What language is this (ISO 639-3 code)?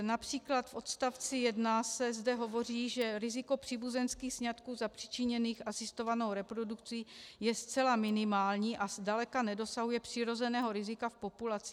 ces